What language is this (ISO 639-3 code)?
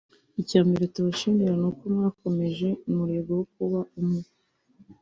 kin